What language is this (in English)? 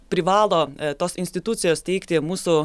Lithuanian